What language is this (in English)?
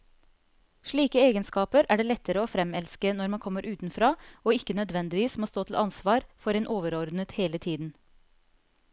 Norwegian